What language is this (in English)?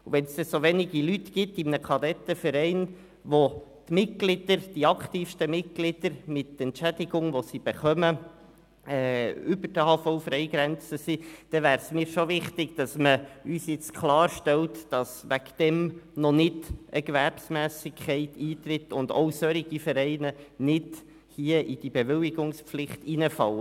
Swiss German